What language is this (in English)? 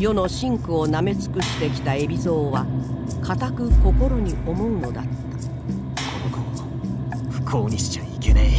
Japanese